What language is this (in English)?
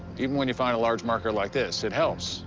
English